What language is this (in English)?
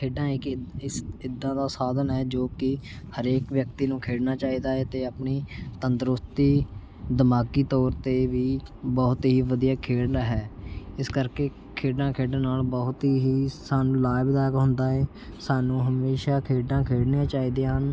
Punjabi